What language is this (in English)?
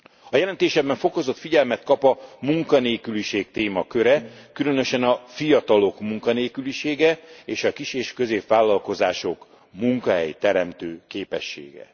Hungarian